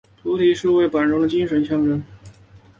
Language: Chinese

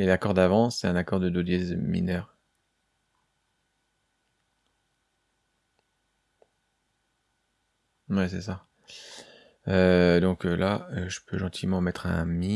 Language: French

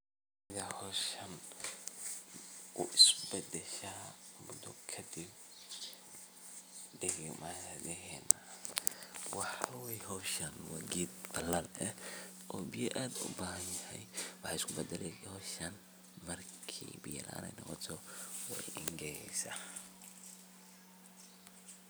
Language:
Somali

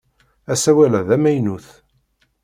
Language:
Kabyle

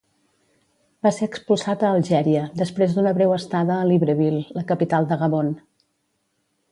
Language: Catalan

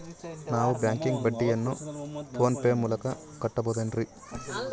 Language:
Kannada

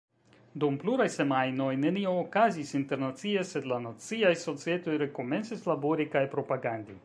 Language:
Esperanto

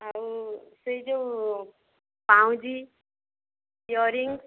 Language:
Odia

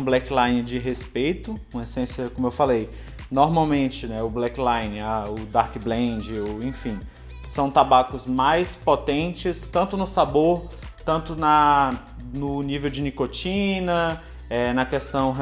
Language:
Portuguese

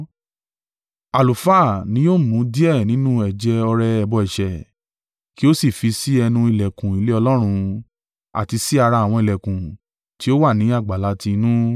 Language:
Yoruba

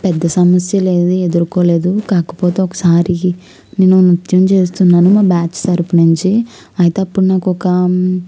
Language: Telugu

